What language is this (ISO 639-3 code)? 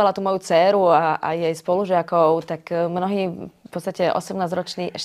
slk